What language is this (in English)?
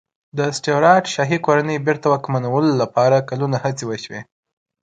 Pashto